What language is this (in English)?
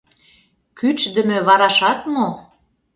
Mari